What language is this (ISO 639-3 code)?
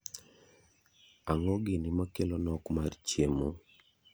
luo